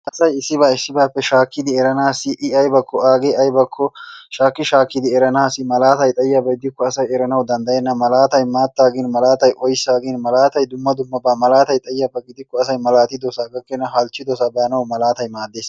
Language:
Wolaytta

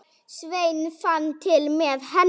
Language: Icelandic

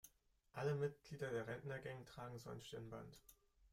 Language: German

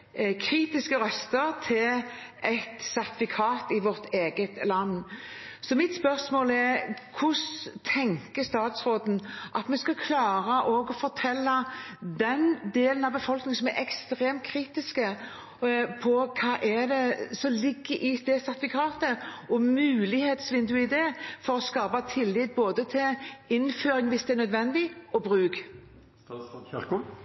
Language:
Norwegian Bokmål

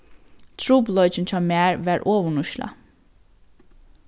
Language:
Faroese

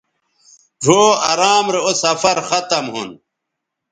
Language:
Bateri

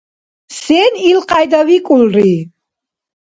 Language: Dargwa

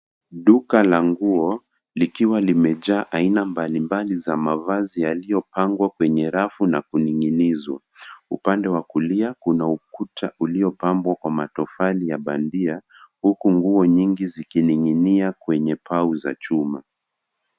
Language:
Swahili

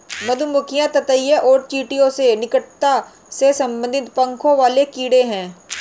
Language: Hindi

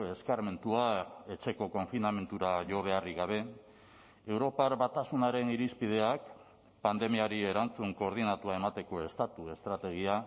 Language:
Basque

